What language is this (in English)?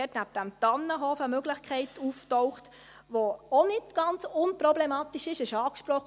Swiss German